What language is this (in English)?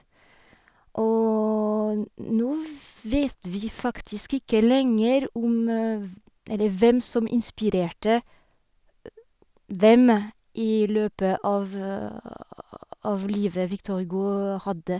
Norwegian